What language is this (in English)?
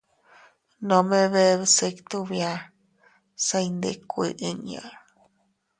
Teutila Cuicatec